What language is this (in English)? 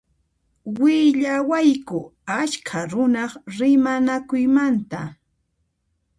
Puno Quechua